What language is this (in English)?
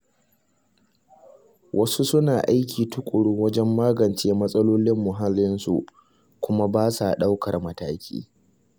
Hausa